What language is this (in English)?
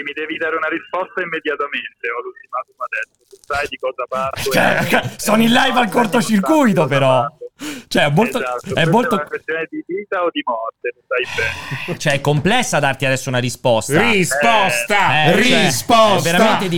Italian